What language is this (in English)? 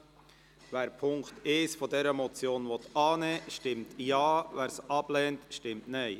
Swiss German